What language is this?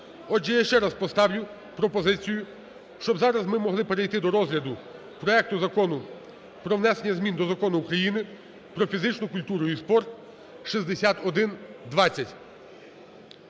Ukrainian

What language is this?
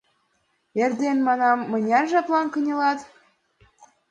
Mari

